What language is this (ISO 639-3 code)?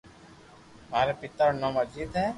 lrk